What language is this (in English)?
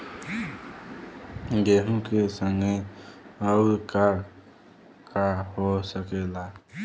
Bhojpuri